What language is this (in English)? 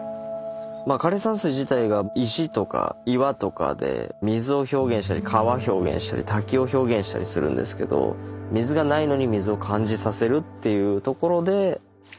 Japanese